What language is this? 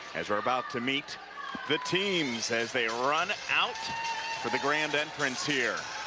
English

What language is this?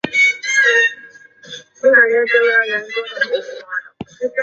Chinese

